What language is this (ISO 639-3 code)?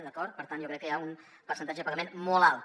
cat